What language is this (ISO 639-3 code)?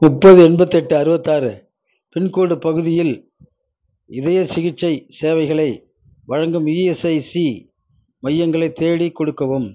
tam